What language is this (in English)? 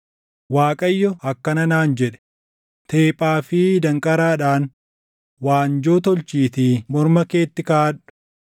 Oromo